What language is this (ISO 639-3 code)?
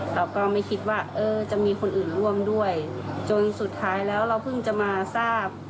tha